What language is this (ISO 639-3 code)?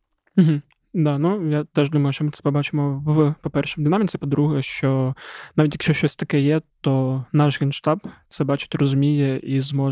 ukr